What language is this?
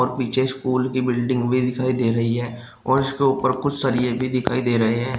Hindi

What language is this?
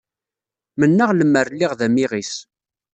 Kabyle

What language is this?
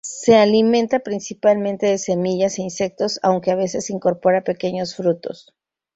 Spanish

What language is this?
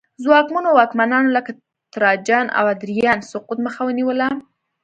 Pashto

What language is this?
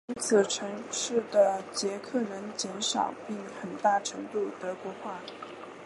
Chinese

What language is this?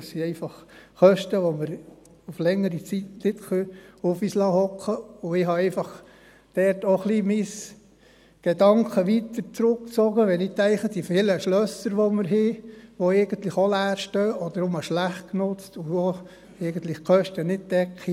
Swiss German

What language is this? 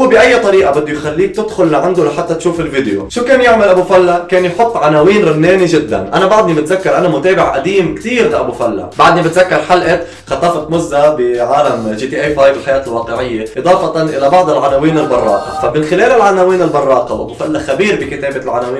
Arabic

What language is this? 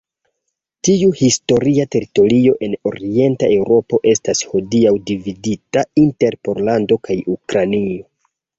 Esperanto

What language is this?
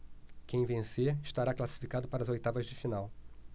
Portuguese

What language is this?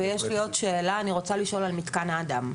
Hebrew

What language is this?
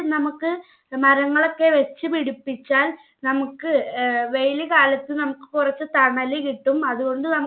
Malayalam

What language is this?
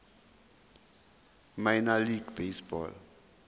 Zulu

